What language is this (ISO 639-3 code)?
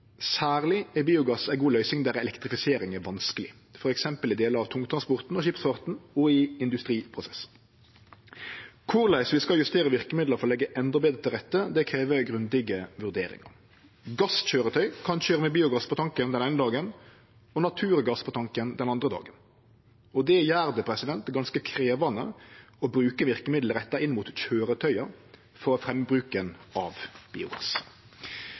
nno